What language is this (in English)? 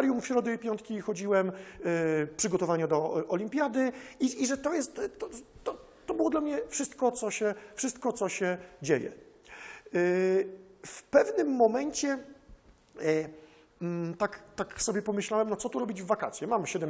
Polish